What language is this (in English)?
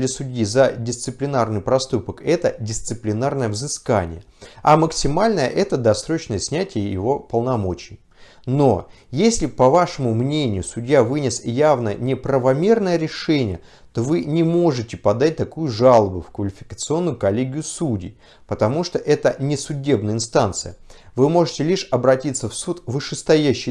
Russian